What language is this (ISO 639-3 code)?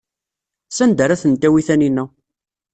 kab